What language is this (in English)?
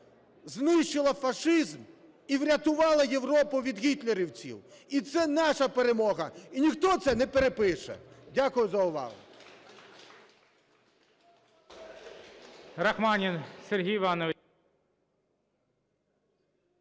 Ukrainian